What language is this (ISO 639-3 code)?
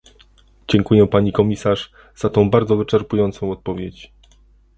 pol